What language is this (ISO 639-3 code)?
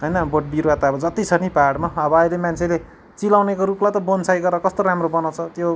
nep